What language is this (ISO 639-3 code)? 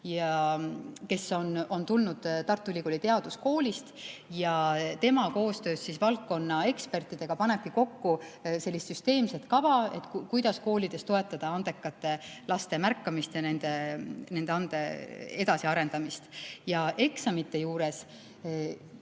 est